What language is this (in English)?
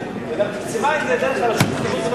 Hebrew